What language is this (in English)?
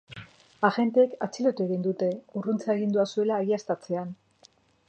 Basque